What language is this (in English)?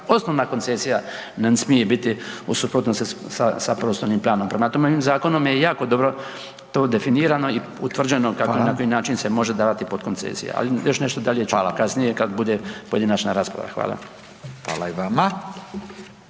Croatian